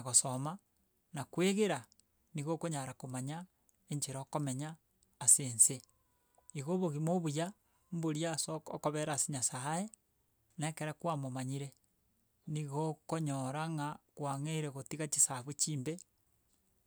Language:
Gusii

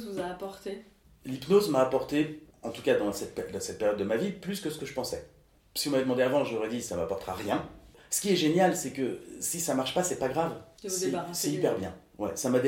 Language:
French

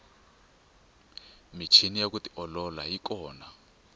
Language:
Tsonga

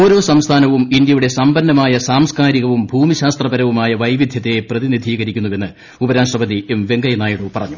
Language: Malayalam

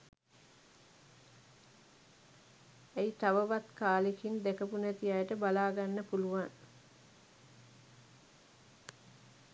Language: Sinhala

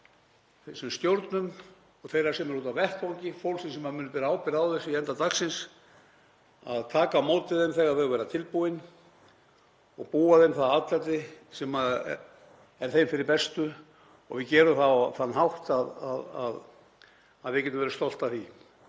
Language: Icelandic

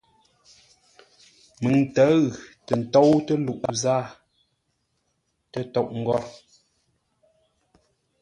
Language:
Ngombale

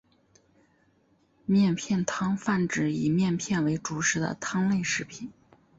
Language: Chinese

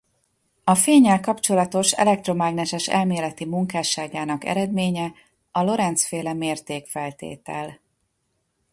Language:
Hungarian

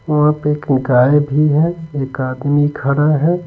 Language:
Hindi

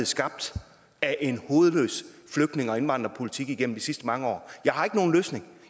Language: Danish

